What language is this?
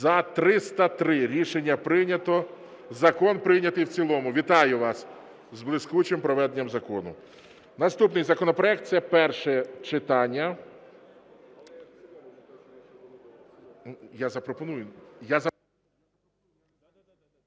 Ukrainian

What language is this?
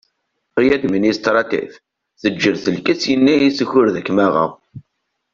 Kabyle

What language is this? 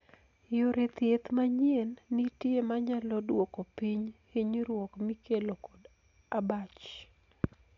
Luo (Kenya and Tanzania)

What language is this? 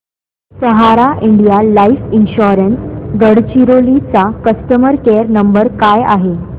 Marathi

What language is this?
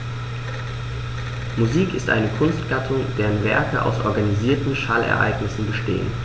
German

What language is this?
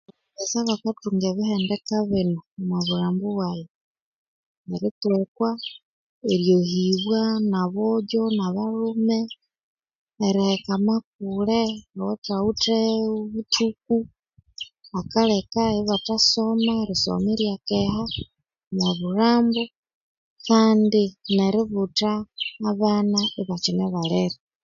Konzo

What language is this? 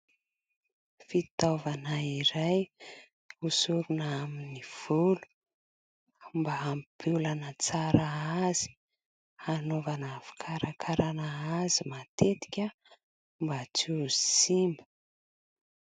Malagasy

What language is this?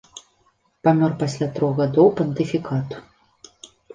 Belarusian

